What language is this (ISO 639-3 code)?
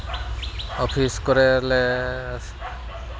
sat